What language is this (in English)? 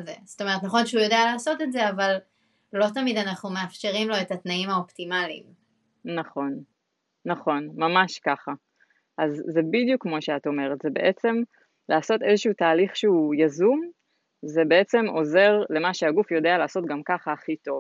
Hebrew